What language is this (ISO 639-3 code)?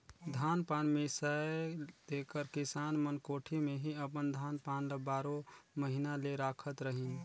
hne